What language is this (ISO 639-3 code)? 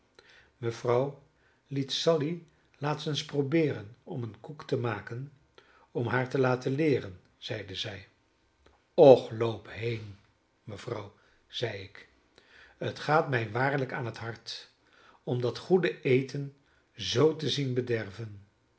nld